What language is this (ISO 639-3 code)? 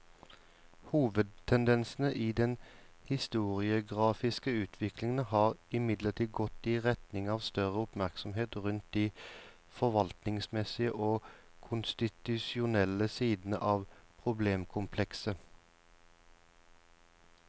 nor